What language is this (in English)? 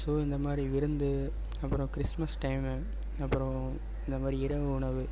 Tamil